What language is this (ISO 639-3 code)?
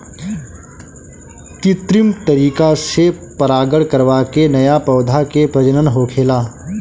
bho